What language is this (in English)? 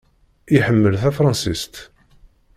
Kabyle